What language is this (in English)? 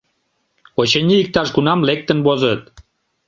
Mari